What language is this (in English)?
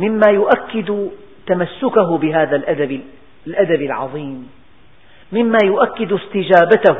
Arabic